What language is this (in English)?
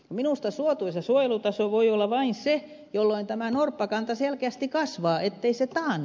Finnish